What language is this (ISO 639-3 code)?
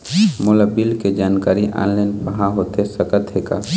hne